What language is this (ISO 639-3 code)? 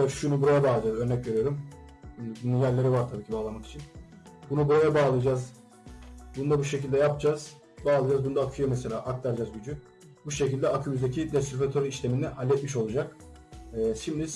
tur